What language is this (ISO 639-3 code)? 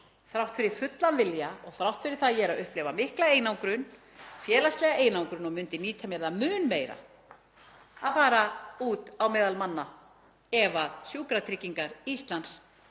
isl